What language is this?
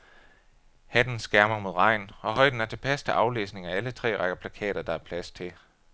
Danish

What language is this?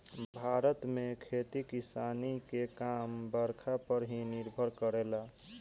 Bhojpuri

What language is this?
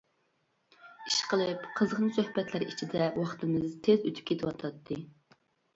Uyghur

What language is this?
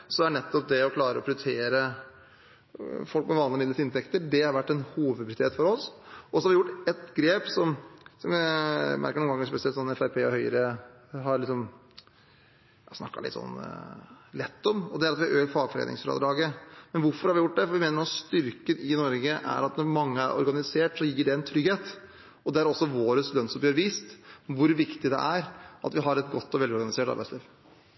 Norwegian Bokmål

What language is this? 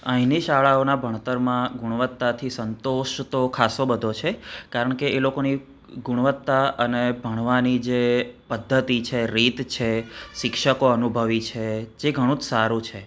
Gujarati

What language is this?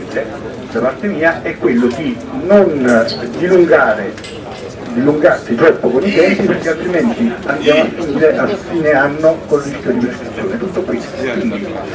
Italian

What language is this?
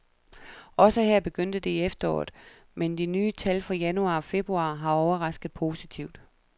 Danish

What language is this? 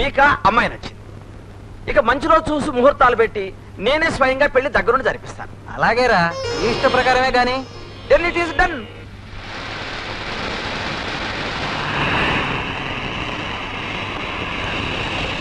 Telugu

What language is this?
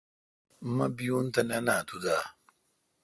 Kalkoti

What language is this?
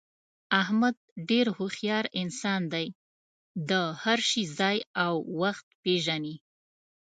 Pashto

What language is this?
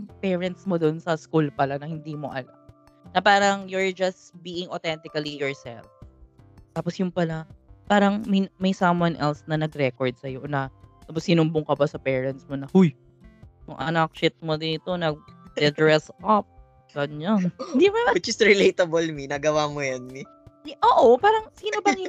Filipino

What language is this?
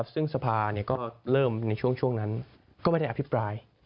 Thai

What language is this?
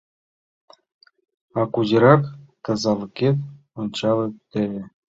Mari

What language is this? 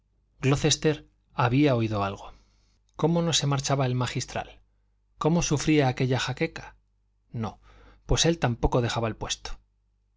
Spanish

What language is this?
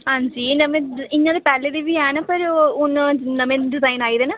Dogri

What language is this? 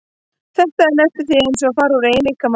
Icelandic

